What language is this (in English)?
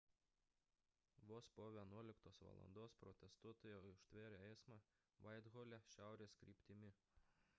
Lithuanian